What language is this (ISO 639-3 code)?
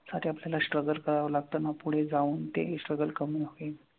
mar